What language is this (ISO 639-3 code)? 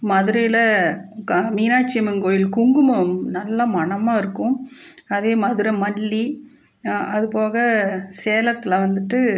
tam